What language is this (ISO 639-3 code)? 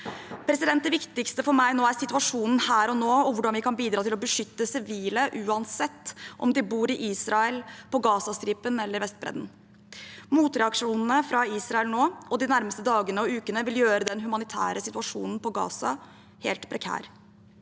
nor